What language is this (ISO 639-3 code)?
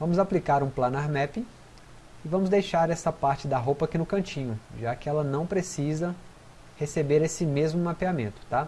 por